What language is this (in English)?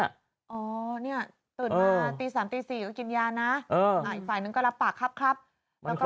Thai